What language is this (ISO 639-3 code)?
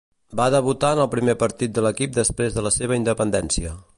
cat